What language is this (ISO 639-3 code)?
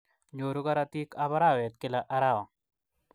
kln